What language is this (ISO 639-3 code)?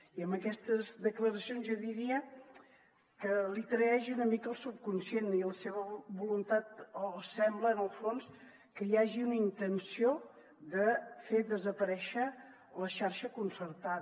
cat